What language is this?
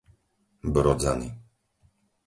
Slovak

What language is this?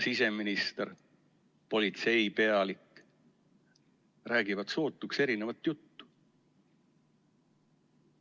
Estonian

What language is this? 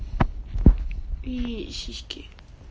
Russian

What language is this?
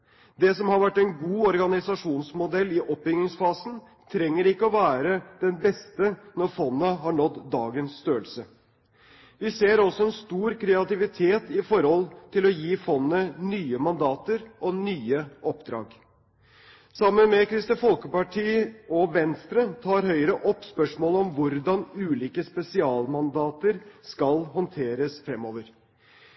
Norwegian Bokmål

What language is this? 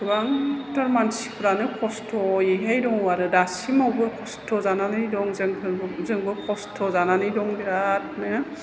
Bodo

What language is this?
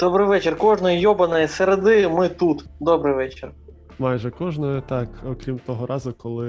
Ukrainian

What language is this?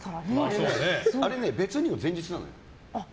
Japanese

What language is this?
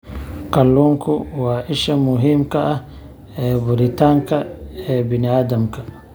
Somali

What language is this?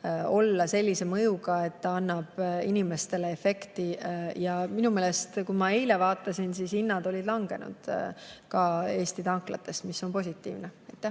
Estonian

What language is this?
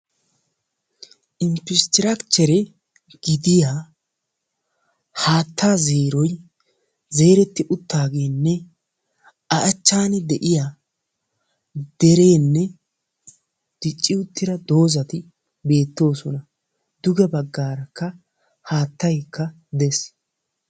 Wolaytta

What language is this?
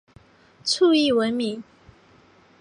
Chinese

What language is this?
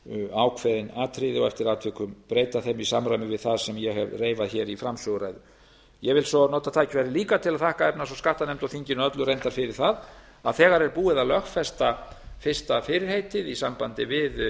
Icelandic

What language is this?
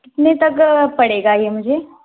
Hindi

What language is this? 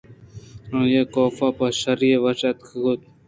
Eastern Balochi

